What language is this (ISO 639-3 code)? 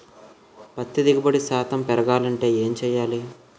tel